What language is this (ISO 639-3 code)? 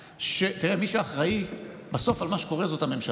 heb